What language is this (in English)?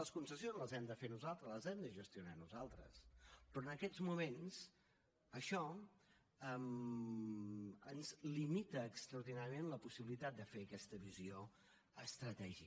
Catalan